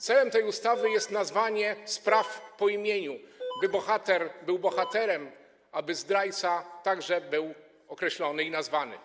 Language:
Polish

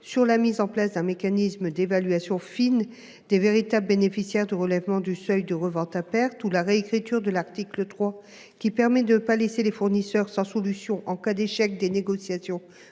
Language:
French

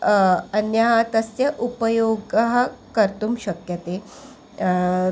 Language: Sanskrit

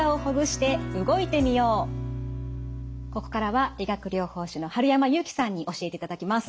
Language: Japanese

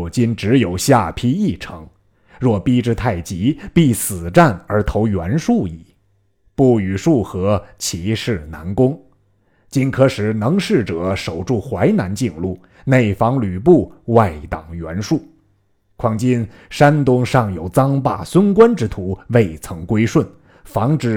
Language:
Chinese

